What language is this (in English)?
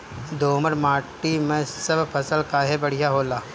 Bhojpuri